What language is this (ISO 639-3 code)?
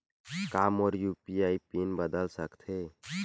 hne